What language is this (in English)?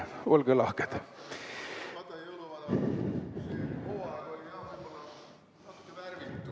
Estonian